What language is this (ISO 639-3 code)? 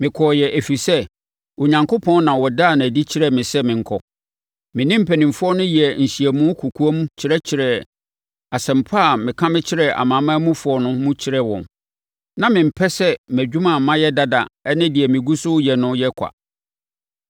aka